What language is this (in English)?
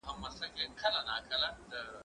Pashto